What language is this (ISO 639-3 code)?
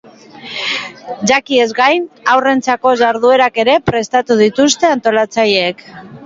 eus